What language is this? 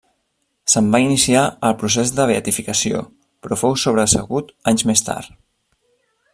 Catalan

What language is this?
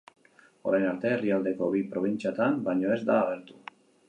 Basque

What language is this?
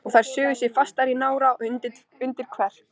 Icelandic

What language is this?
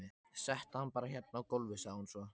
Icelandic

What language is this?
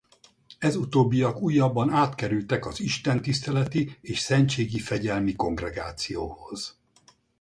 Hungarian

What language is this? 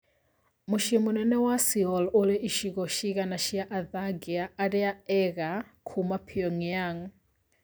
Kikuyu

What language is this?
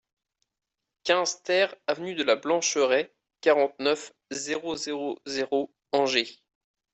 French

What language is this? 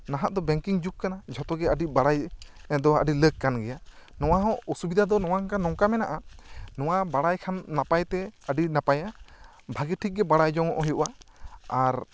Santali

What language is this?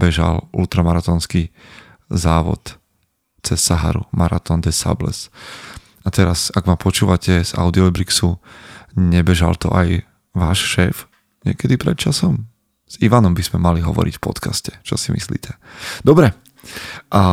Slovak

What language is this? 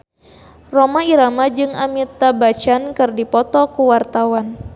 Sundanese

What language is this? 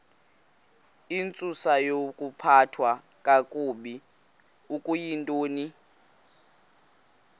Xhosa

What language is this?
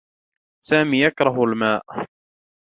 Arabic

